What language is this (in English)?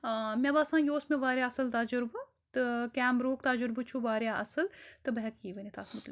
Kashmiri